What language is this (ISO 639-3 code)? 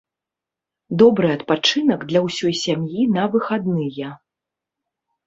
bel